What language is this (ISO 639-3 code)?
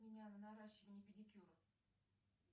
rus